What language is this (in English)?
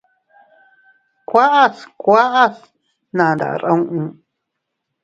Teutila Cuicatec